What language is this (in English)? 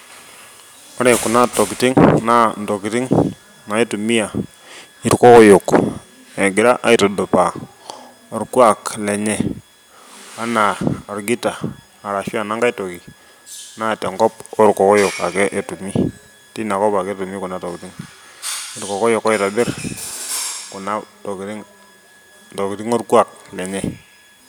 Masai